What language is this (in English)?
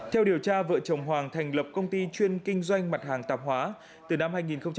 Vietnamese